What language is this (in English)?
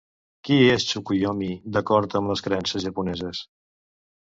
Catalan